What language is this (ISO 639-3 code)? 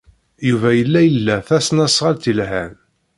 kab